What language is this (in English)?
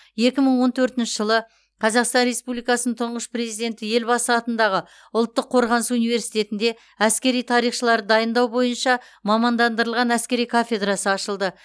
Kazakh